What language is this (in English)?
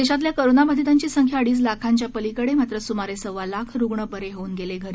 Marathi